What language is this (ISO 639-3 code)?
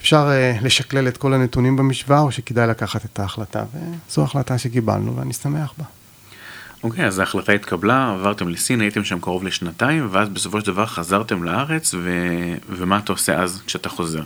heb